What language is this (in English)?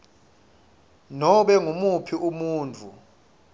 Swati